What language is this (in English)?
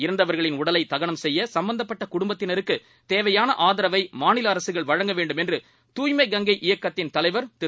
Tamil